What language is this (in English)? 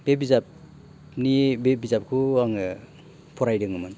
Bodo